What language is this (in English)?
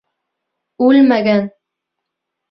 Bashkir